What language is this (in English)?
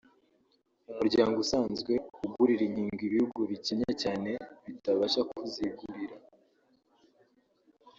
Kinyarwanda